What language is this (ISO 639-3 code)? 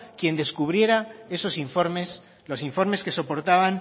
spa